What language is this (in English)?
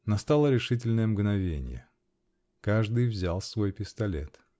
Russian